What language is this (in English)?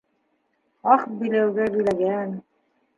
Bashkir